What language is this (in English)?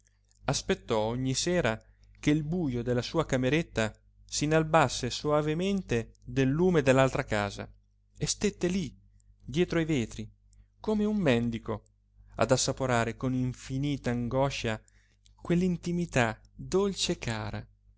Italian